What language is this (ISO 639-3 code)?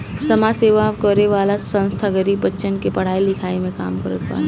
bho